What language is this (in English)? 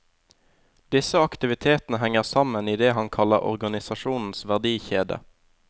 Norwegian